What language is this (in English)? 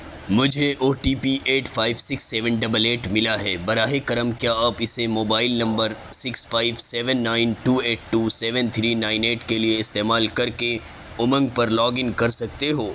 Urdu